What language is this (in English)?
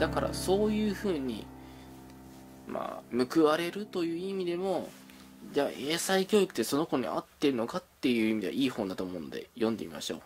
Japanese